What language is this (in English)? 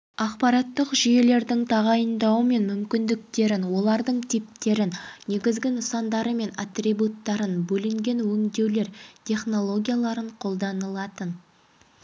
Kazakh